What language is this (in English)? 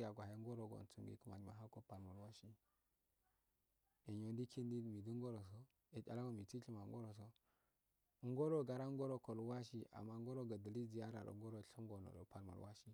Afade